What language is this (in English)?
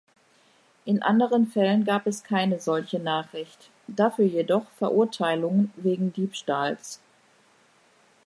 German